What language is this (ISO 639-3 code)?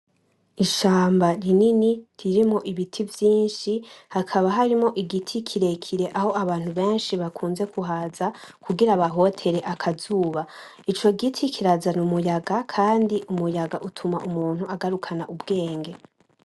run